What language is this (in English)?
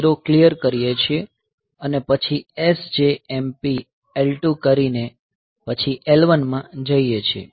Gujarati